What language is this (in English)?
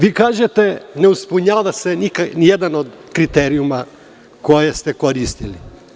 Serbian